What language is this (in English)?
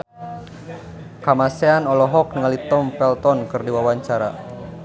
Sundanese